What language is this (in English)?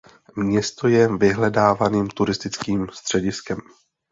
Czech